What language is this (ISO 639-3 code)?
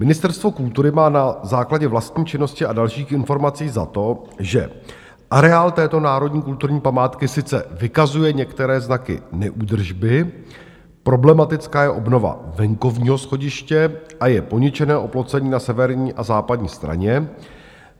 ces